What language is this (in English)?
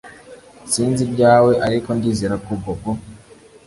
Kinyarwanda